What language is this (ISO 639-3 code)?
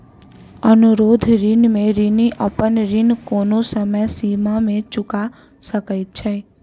mai